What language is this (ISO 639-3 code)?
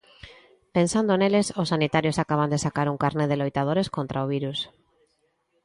glg